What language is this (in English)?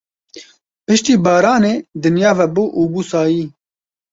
Kurdish